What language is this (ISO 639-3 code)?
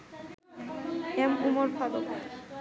ben